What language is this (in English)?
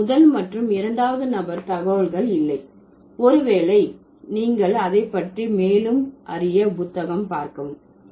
Tamil